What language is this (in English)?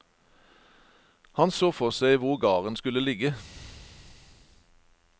Norwegian